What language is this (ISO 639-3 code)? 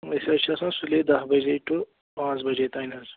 kas